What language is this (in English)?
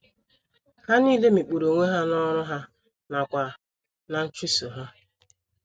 Igbo